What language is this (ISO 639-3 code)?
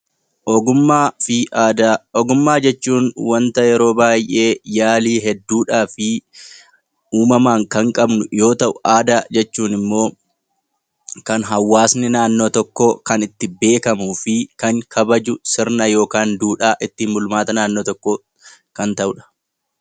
orm